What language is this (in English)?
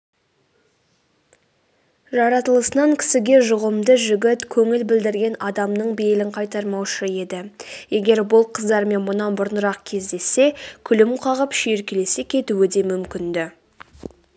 Kazakh